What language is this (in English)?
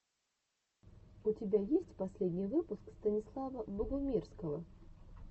Russian